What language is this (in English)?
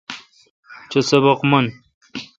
Kalkoti